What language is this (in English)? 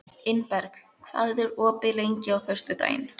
Icelandic